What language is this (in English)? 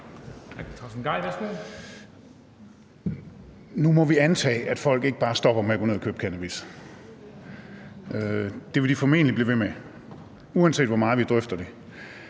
Danish